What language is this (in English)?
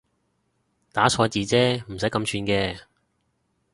Cantonese